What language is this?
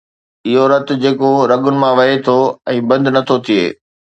Sindhi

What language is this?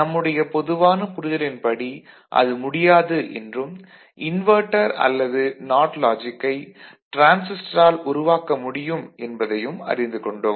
Tamil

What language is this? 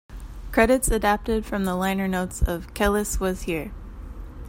English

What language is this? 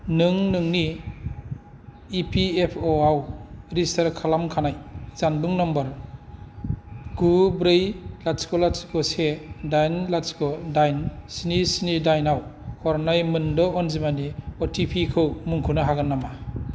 Bodo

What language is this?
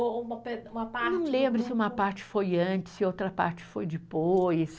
Portuguese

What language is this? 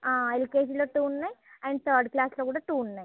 Telugu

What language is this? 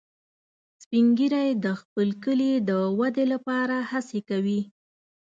Pashto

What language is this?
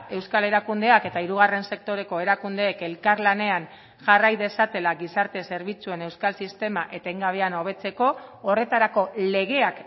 Basque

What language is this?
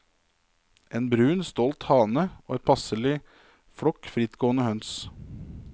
Norwegian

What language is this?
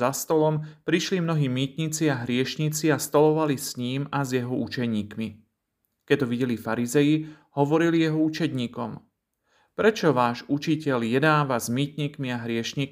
Slovak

